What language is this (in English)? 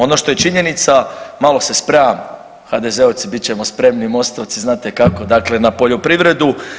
Croatian